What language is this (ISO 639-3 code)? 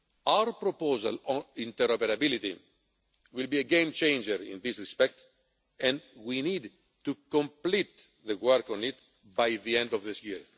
eng